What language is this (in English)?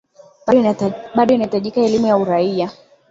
Swahili